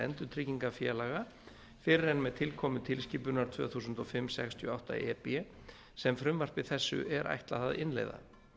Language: Icelandic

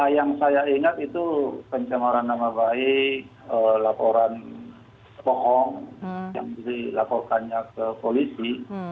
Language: Indonesian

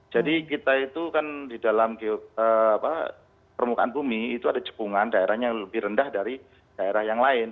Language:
Indonesian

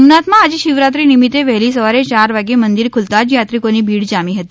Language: Gujarati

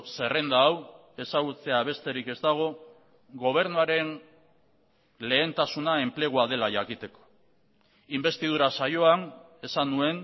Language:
Basque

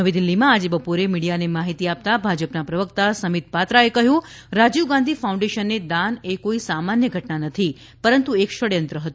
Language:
Gujarati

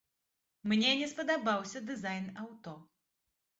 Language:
Belarusian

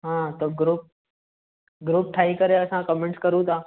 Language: Sindhi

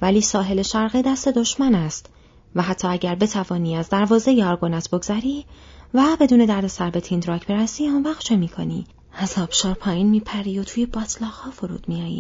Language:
Persian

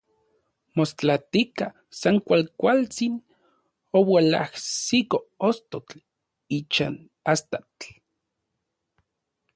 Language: Central Puebla Nahuatl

